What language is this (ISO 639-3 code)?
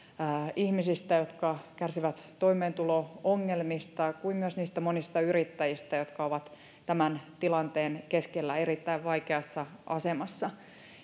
fin